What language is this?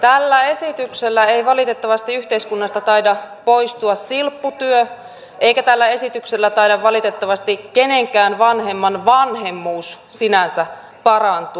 Finnish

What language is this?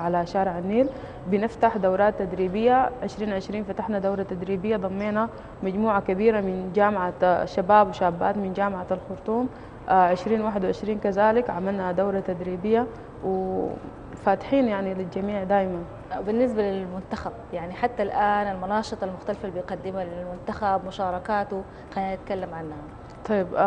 Arabic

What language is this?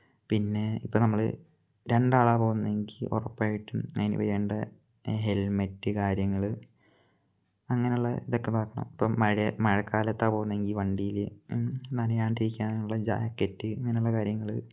Malayalam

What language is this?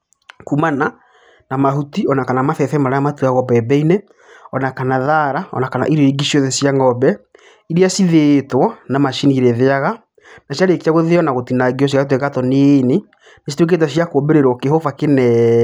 Kikuyu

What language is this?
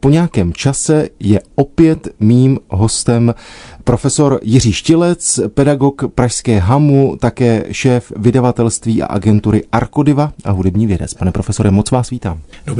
Czech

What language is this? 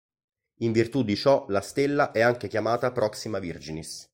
Italian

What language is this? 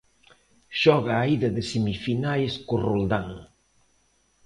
Galician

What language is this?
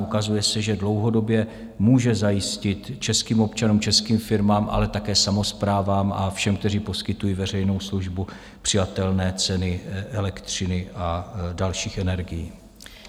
Czech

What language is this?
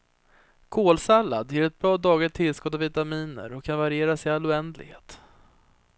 Swedish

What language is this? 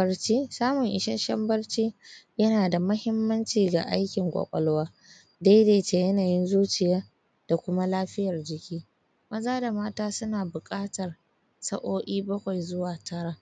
Hausa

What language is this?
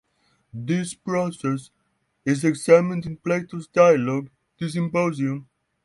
English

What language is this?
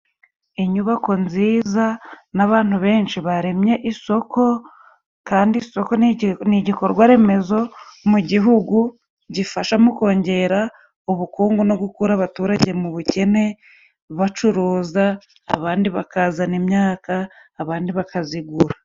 Kinyarwanda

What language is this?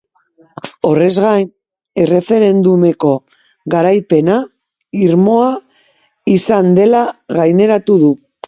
Basque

